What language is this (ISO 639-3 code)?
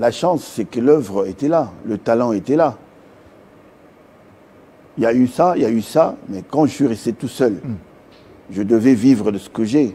fra